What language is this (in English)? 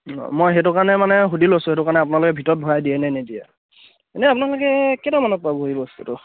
Assamese